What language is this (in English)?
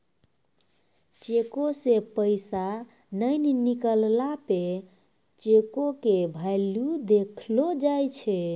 Maithili